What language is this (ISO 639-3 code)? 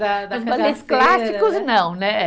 por